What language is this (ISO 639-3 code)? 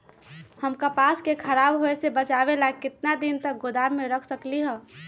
mag